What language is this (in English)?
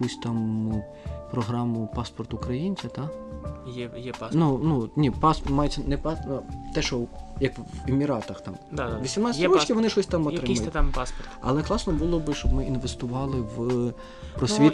Ukrainian